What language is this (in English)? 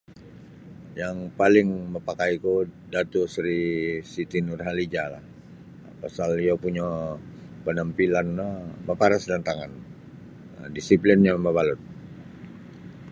Sabah Bisaya